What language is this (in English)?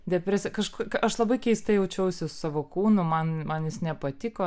Lithuanian